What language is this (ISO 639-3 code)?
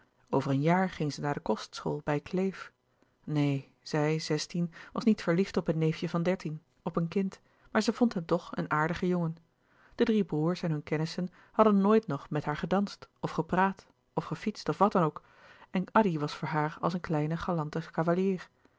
nld